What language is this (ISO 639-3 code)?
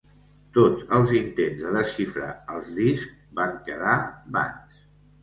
cat